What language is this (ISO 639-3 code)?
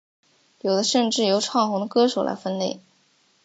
zho